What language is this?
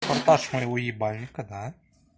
Russian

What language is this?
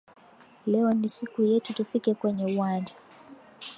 Swahili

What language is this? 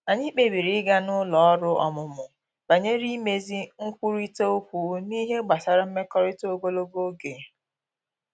Igbo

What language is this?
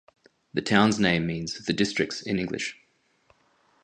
English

